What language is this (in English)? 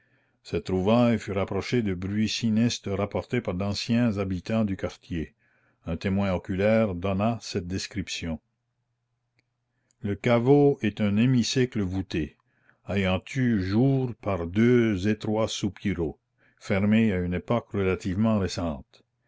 French